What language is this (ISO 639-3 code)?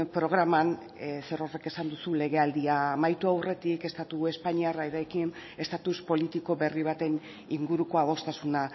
eus